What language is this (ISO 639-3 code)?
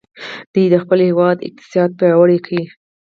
pus